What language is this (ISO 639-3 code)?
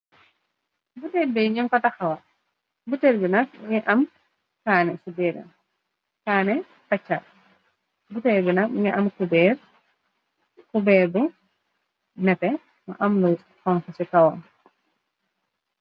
wol